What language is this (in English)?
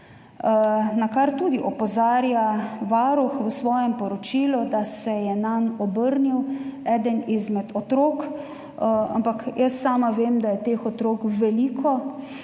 Slovenian